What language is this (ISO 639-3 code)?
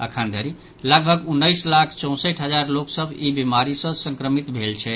mai